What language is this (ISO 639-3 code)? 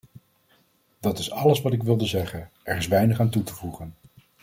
nld